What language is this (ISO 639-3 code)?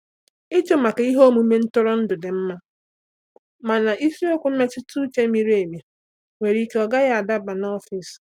ibo